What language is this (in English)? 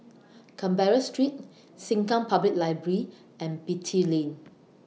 English